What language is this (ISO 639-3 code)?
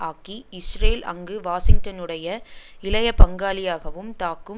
tam